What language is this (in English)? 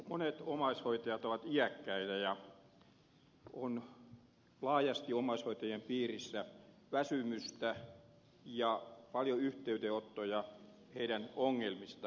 Finnish